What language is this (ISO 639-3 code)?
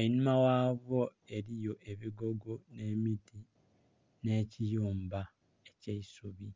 xog